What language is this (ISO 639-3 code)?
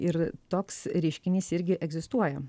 lit